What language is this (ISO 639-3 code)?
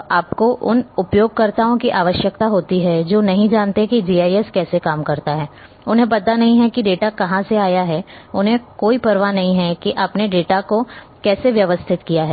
hin